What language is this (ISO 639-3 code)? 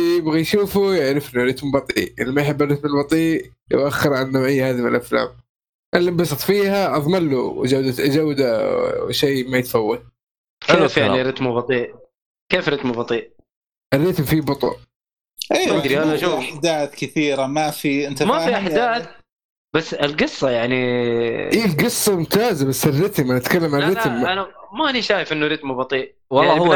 ara